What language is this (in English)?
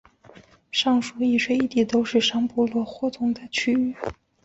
Chinese